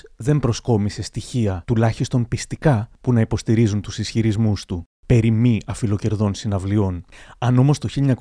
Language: Greek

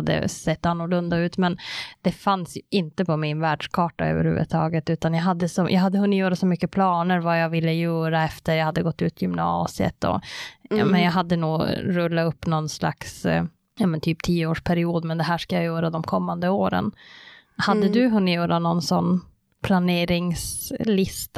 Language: Swedish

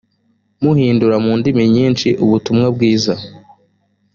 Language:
Kinyarwanda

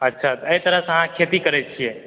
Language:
Maithili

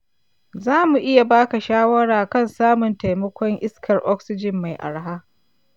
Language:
Hausa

